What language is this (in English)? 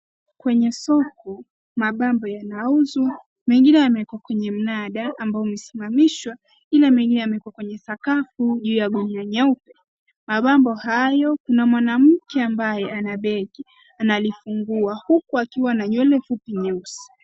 Swahili